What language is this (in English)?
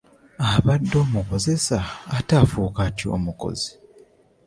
Ganda